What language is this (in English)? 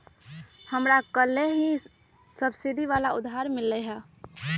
Magahi